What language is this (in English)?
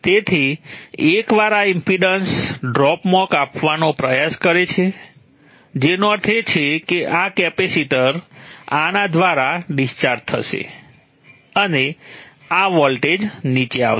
Gujarati